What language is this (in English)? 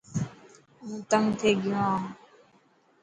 Dhatki